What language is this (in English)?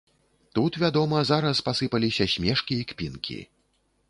Belarusian